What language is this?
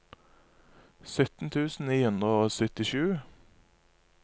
Norwegian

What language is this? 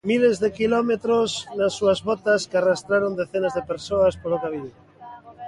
Galician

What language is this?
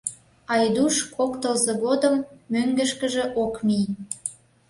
Mari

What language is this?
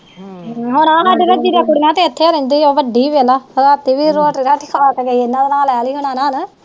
Punjabi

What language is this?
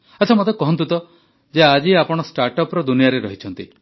Odia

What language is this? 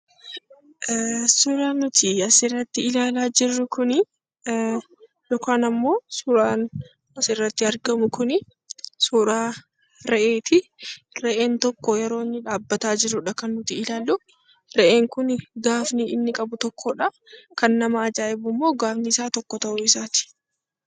Oromo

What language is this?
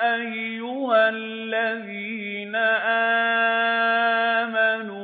Arabic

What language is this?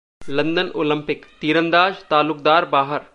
Hindi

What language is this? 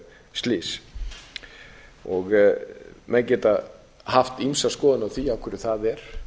Icelandic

